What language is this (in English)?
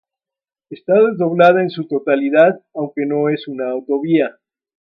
Spanish